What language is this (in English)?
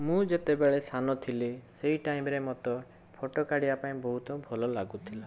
Odia